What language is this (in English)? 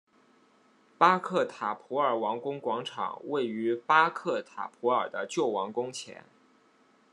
Chinese